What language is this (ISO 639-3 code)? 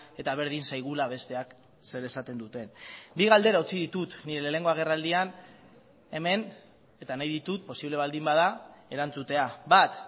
eus